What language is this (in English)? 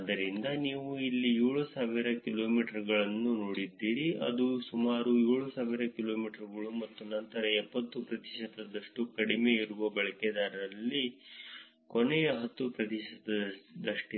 Kannada